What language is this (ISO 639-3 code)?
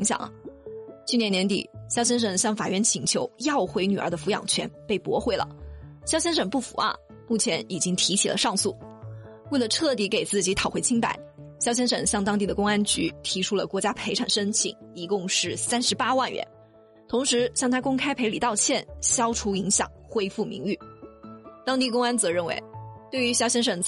zho